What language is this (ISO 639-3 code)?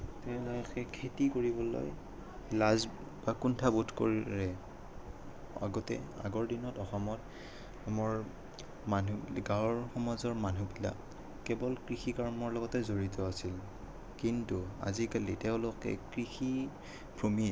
asm